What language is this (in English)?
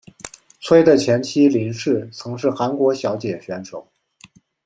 Chinese